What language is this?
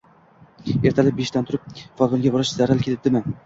Uzbek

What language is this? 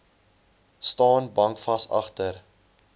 Afrikaans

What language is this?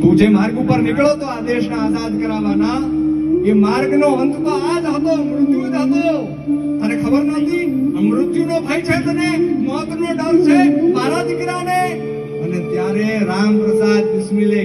Arabic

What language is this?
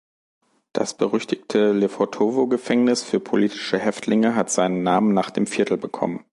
German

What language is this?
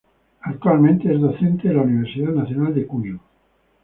Spanish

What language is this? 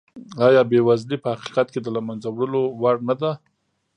Pashto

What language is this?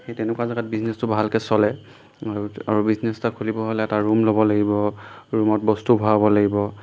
Assamese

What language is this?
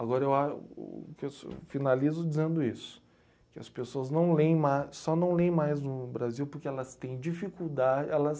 Portuguese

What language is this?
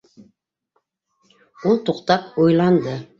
Bashkir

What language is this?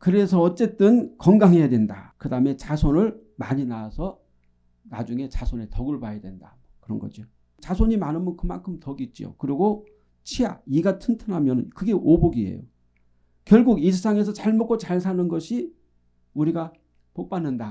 Korean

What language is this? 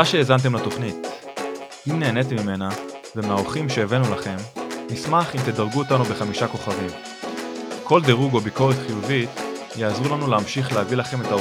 Hebrew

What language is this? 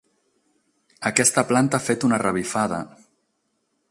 Catalan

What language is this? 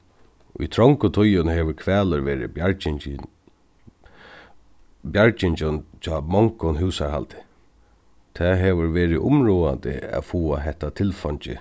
Faroese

